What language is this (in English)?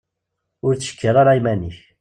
Kabyle